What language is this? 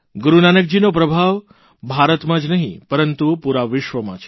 Gujarati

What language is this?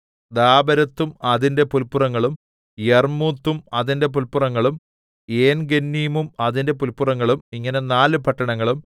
Malayalam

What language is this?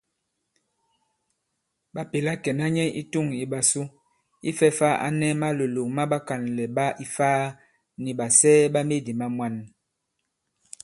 Bankon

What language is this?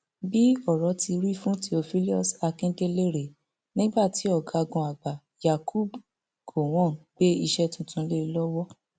Yoruba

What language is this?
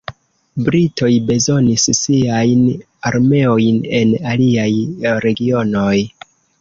Esperanto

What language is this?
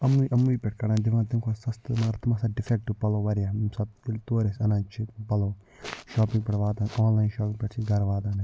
Kashmiri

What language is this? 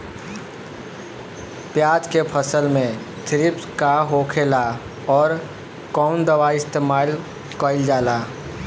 Bhojpuri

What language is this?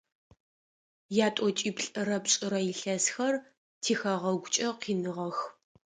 Adyghe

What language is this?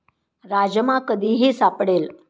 Marathi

